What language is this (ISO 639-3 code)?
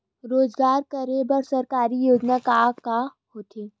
hne